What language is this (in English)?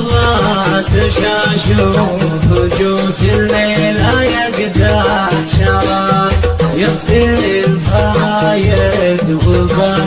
Arabic